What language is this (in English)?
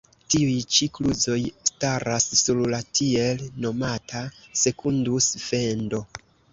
Esperanto